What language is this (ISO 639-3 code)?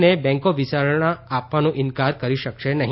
guj